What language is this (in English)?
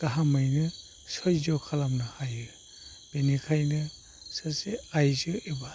Bodo